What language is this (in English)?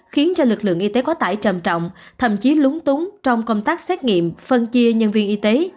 Vietnamese